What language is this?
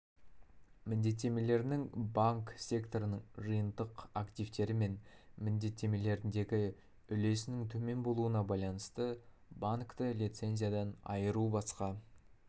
Kazakh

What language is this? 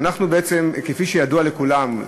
Hebrew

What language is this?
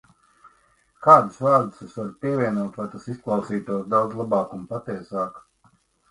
Latvian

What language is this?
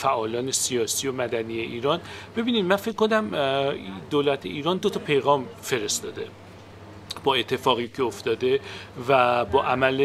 Persian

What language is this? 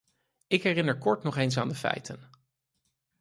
Dutch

